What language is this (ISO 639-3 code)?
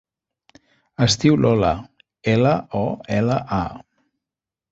cat